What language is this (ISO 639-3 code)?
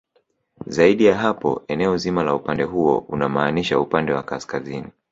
swa